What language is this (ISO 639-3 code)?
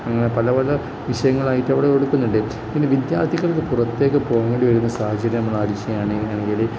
mal